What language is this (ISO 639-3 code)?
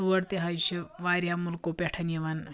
kas